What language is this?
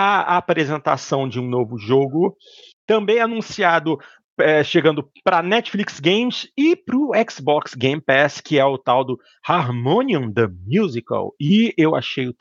Portuguese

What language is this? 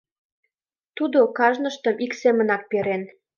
Mari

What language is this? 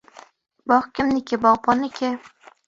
Uzbek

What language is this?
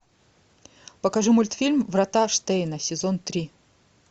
Russian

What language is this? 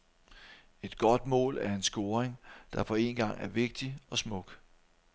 Danish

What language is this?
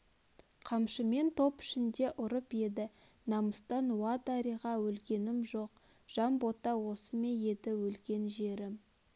Kazakh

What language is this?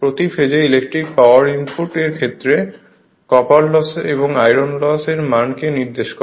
Bangla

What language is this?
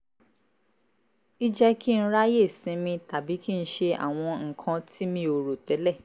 Yoruba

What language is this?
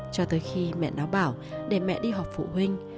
Vietnamese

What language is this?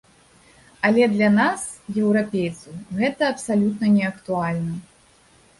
Belarusian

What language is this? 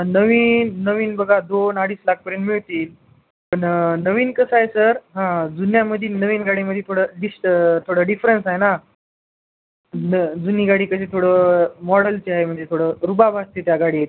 Marathi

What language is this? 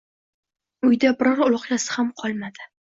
Uzbek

